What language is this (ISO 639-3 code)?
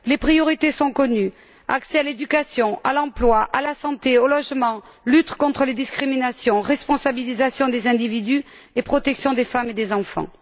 fra